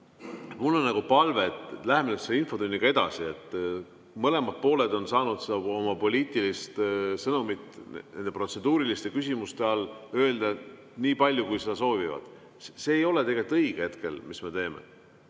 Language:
Estonian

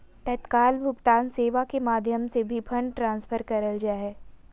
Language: Magahi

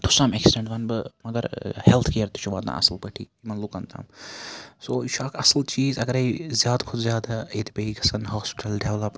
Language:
Kashmiri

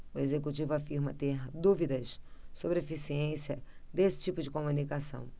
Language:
Portuguese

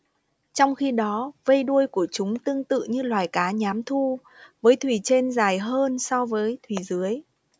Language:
Vietnamese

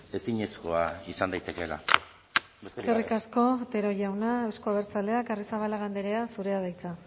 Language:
Basque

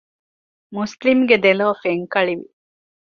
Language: Divehi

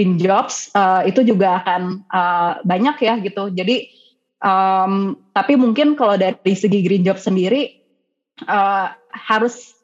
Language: Indonesian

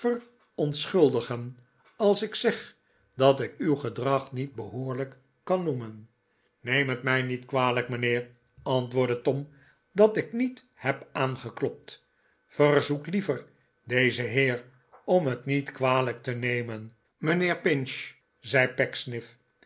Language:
Dutch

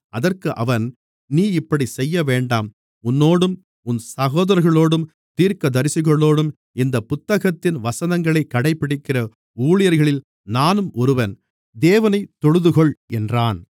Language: Tamil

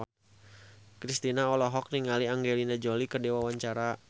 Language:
Sundanese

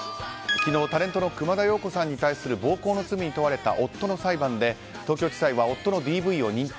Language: Japanese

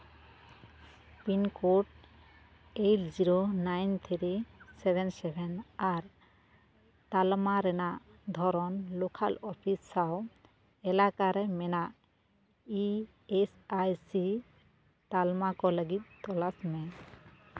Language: Santali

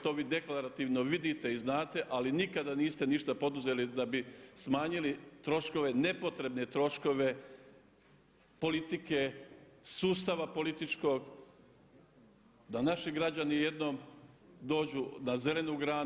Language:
Croatian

